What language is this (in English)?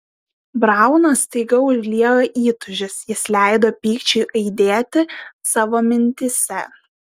Lithuanian